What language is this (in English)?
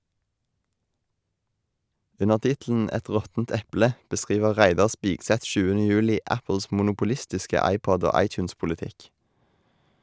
Norwegian